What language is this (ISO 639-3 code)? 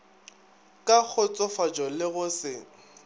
nso